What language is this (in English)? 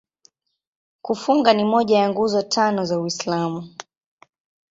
Swahili